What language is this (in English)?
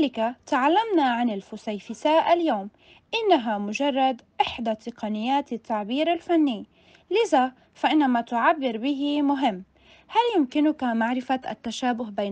Arabic